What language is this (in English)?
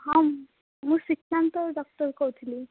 Odia